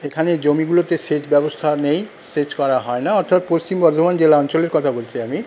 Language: Bangla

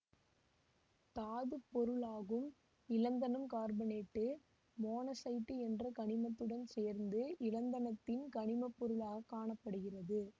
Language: Tamil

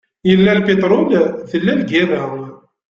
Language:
Kabyle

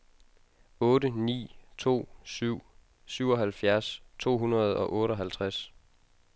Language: Danish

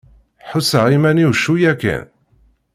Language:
Kabyle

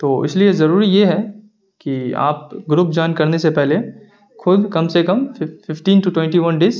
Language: Urdu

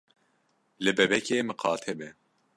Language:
Kurdish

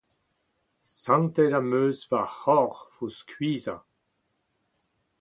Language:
Breton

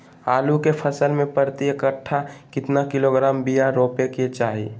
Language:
Magahi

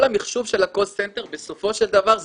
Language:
Hebrew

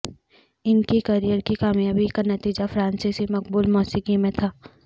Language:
Urdu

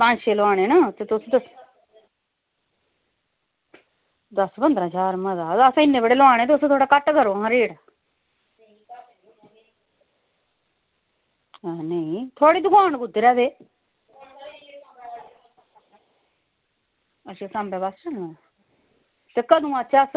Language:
Dogri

